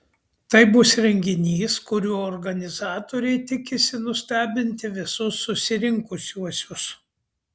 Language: Lithuanian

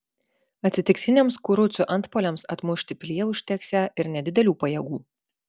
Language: Lithuanian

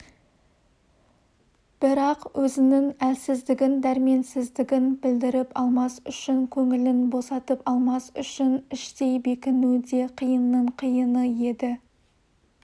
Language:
Kazakh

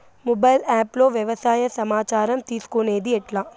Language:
Telugu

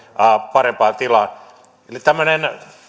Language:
Finnish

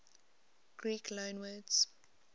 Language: English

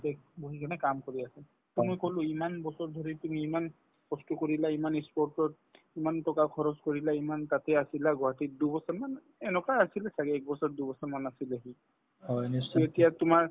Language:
Assamese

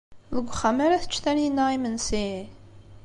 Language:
Kabyle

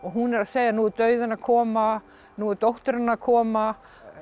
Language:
Icelandic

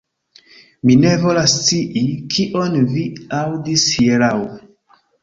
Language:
Esperanto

